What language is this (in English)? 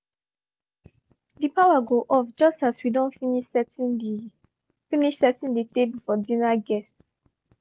Nigerian Pidgin